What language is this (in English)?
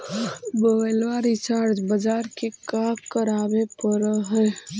Magahi